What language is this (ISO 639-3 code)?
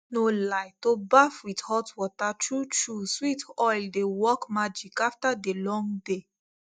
pcm